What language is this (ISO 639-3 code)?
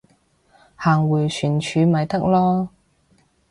yue